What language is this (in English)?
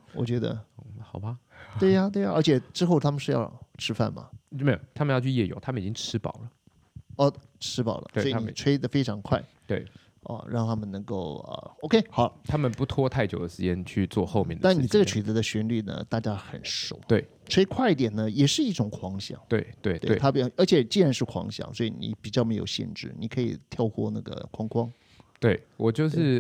Chinese